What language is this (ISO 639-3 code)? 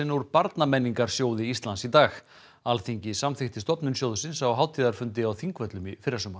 isl